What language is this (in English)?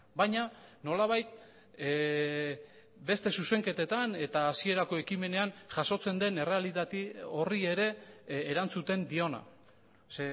Basque